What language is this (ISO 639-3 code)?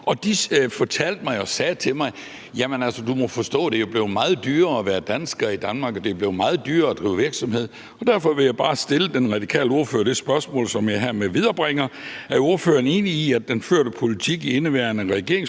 dan